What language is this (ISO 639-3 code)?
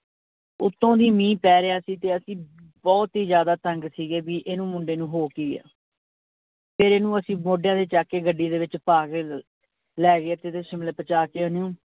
pan